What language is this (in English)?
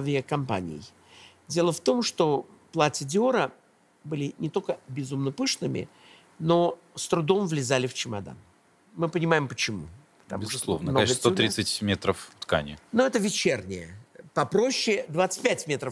Russian